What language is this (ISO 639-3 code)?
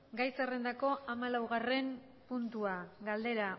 eus